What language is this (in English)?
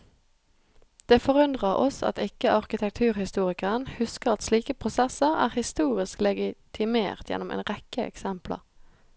Norwegian